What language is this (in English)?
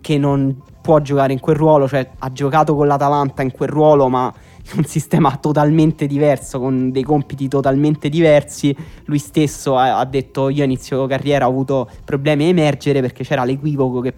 Italian